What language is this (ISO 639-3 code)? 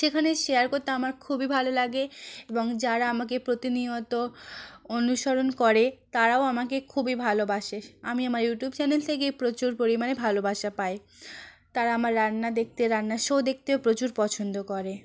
ben